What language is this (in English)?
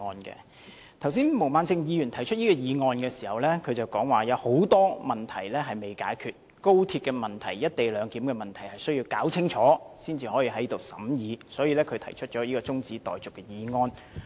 Cantonese